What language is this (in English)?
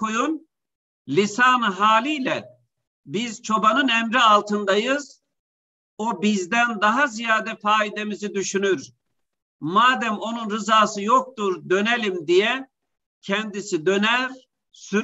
Turkish